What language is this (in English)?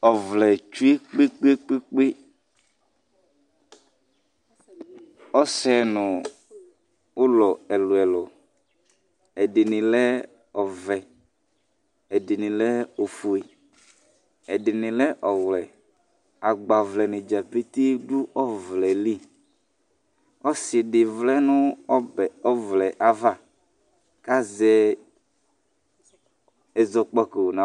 Ikposo